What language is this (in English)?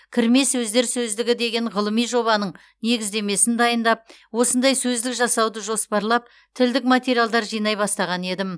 Kazakh